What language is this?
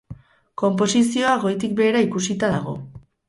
Basque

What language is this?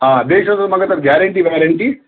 Kashmiri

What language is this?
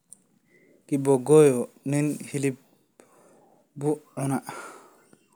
Somali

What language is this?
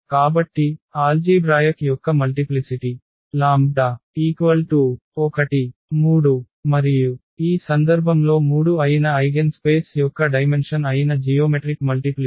Telugu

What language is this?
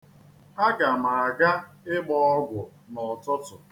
Igbo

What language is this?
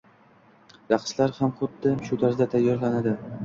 Uzbek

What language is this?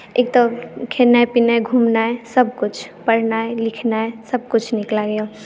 Maithili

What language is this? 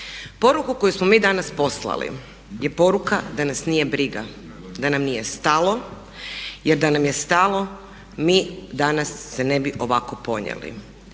Croatian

